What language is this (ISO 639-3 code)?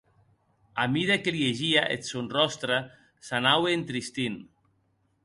oci